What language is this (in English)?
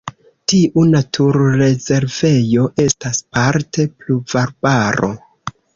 Esperanto